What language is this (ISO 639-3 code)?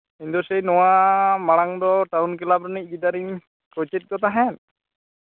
sat